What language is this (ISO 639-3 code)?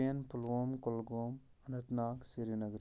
kas